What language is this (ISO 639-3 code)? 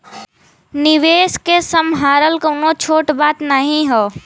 bho